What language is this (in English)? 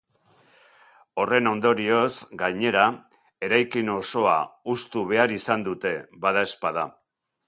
Basque